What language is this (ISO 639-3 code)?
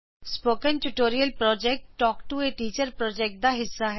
pan